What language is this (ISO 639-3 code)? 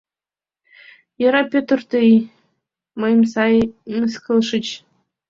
chm